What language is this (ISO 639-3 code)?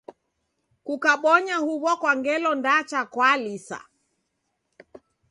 dav